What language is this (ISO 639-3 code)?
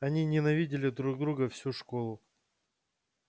rus